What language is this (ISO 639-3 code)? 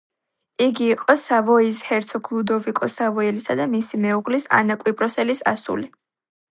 kat